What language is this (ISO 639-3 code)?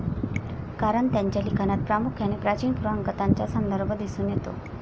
mar